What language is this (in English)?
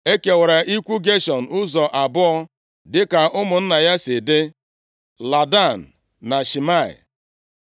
Igbo